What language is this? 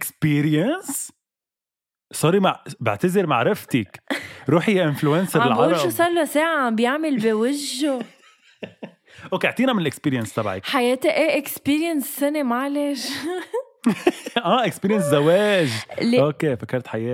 Arabic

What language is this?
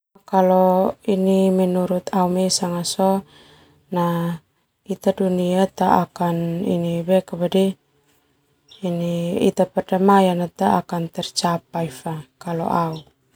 Termanu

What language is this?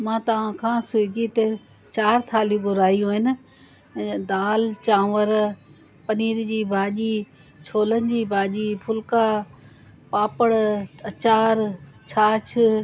Sindhi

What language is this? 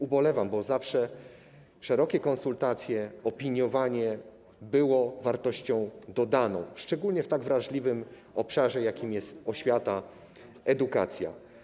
Polish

